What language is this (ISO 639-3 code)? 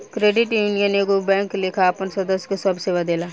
bho